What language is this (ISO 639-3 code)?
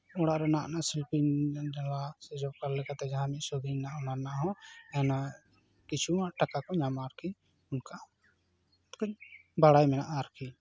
sat